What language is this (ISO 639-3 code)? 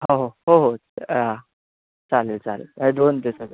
mar